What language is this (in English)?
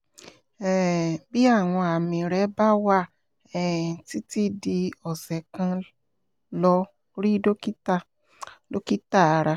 Yoruba